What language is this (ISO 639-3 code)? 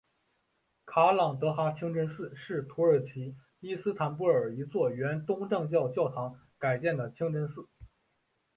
zho